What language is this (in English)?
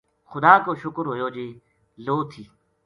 Gujari